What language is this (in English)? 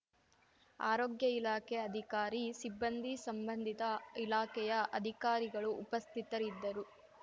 Kannada